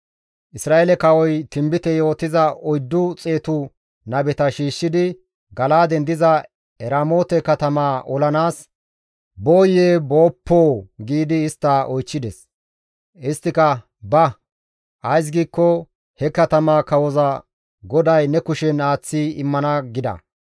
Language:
Gamo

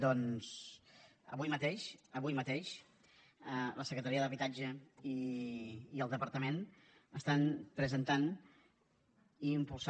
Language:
Catalan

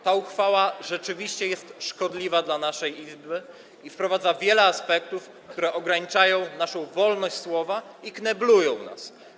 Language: Polish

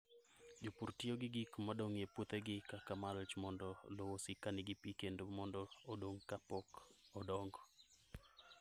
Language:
Luo (Kenya and Tanzania)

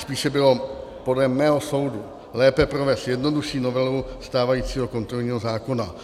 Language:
Czech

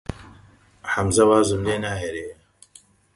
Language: Central Kurdish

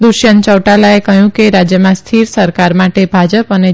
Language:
Gujarati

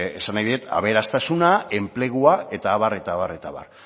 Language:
Basque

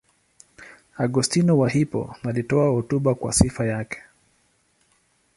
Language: Swahili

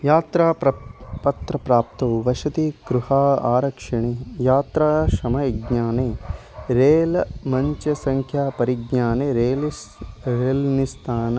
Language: Sanskrit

